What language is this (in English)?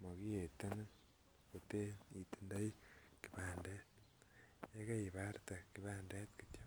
Kalenjin